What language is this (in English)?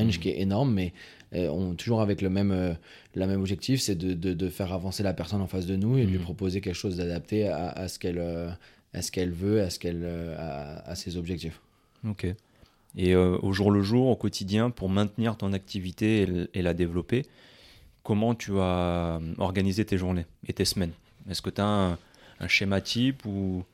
French